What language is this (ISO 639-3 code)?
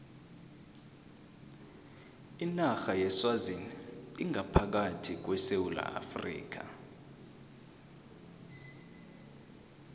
nbl